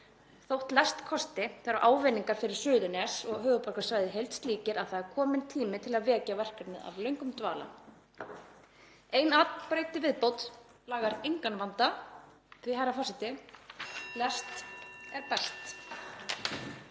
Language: Icelandic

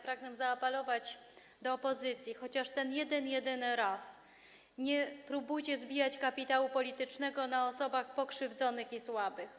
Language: Polish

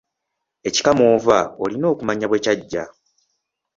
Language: Ganda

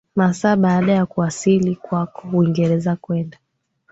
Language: Swahili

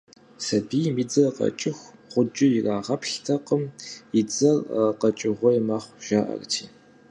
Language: Kabardian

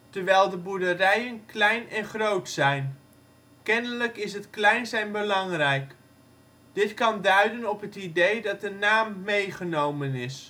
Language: Dutch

